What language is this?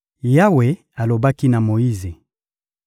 Lingala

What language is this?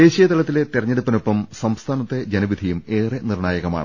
Malayalam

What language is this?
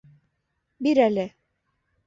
Bashkir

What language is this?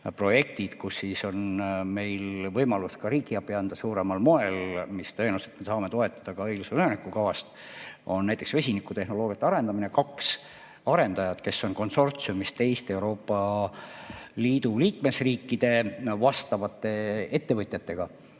Estonian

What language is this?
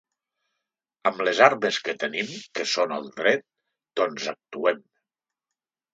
Catalan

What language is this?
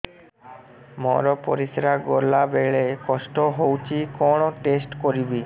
Odia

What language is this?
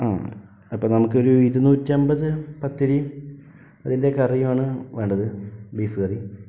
Malayalam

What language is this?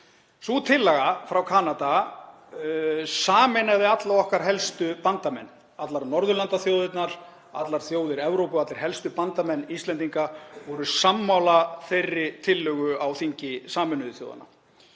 Icelandic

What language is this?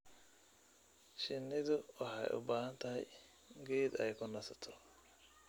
Somali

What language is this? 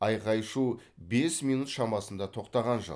Kazakh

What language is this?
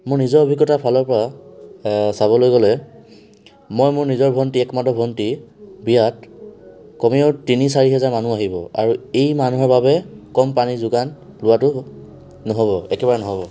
Assamese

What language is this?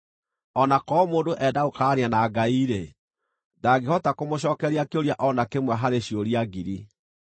Kikuyu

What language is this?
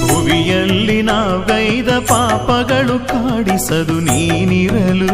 Kannada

